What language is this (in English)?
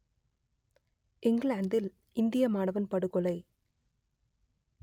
Tamil